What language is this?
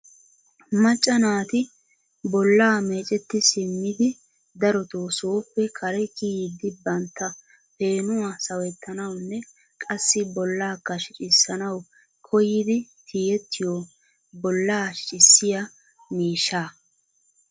Wolaytta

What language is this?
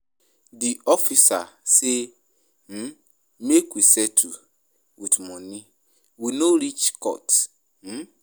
Nigerian Pidgin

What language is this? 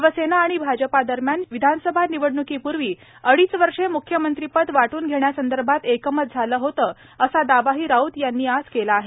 Marathi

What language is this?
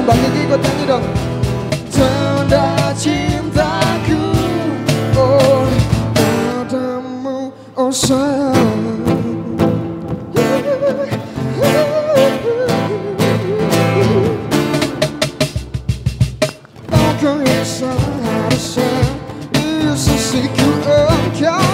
Indonesian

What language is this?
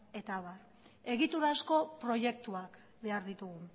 Basque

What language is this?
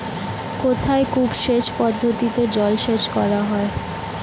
Bangla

